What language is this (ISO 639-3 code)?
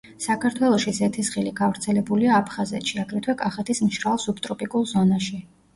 kat